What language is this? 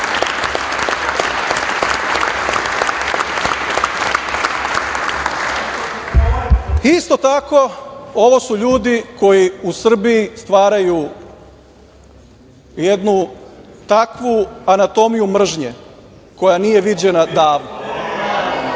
Serbian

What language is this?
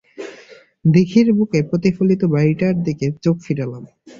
Bangla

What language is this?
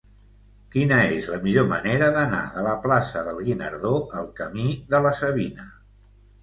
Catalan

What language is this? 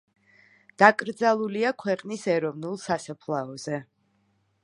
Georgian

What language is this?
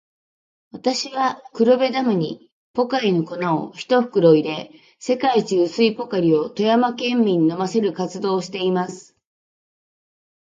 Japanese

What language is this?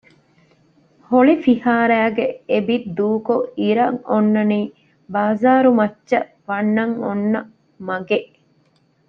Divehi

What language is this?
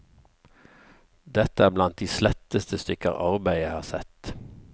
Norwegian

